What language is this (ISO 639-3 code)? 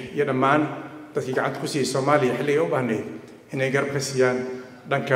ara